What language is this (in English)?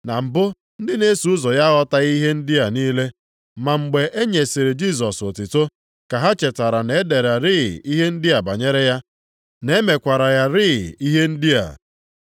Igbo